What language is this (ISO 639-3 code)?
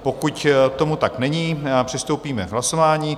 ces